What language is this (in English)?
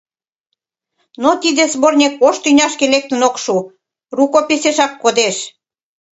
Mari